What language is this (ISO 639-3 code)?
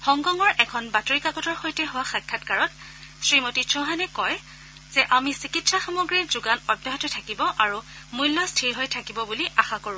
asm